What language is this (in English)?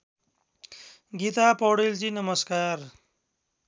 Nepali